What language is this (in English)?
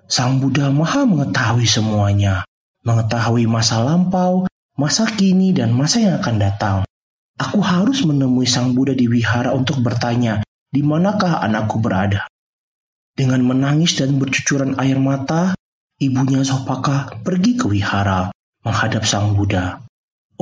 Indonesian